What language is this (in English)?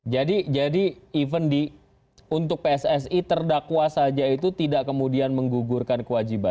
Indonesian